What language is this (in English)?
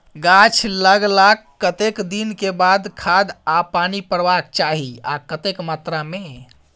Maithili